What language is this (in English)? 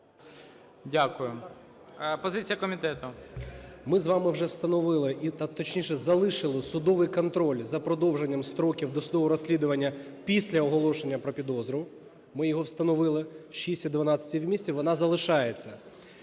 Ukrainian